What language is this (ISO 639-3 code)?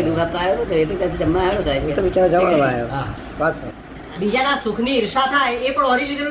guj